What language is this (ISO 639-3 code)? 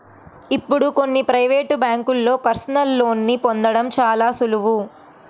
tel